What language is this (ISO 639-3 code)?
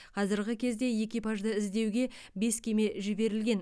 kaz